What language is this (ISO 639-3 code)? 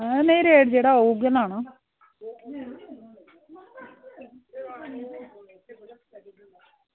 doi